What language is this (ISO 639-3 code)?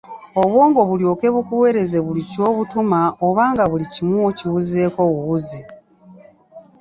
lug